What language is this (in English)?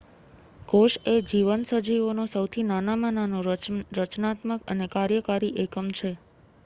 Gujarati